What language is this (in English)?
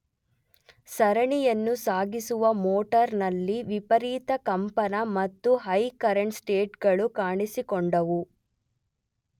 Kannada